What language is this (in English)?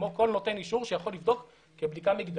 Hebrew